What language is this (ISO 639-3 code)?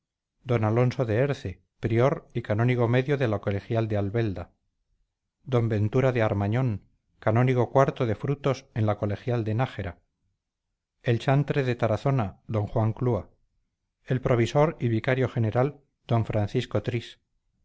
spa